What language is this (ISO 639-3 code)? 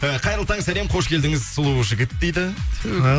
kaz